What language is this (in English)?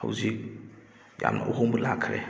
Manipuri